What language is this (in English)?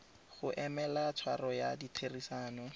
Tswana